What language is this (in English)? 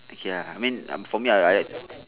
English